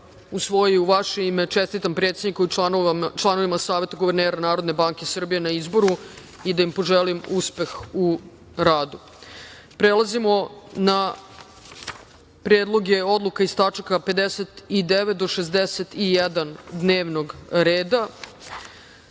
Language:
Serbian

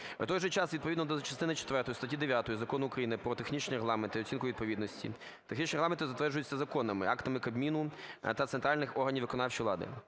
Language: Ukrainian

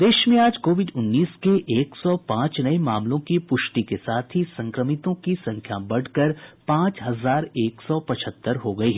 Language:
Hindi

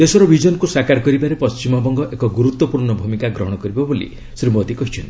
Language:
Odia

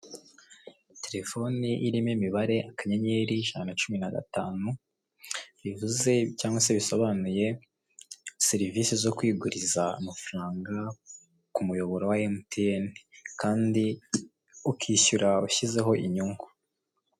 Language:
Kinyarwanda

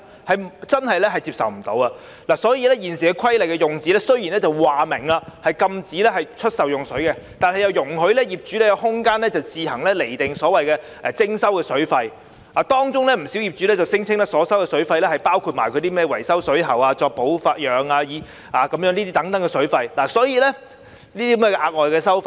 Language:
Cantonese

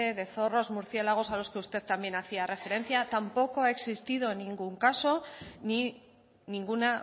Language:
Spanish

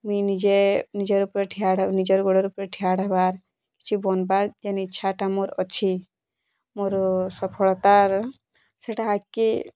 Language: Odia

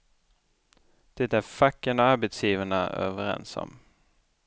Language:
Swedish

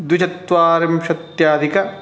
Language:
Sanskrit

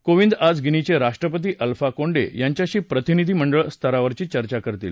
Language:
Marathi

